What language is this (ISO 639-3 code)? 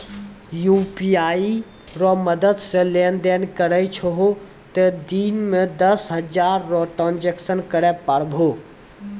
mai